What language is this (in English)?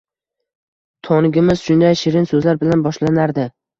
Uzbek